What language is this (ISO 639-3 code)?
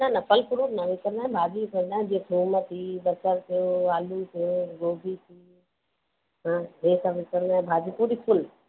snd